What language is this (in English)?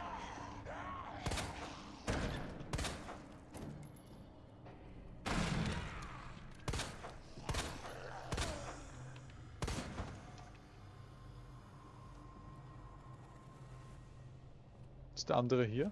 German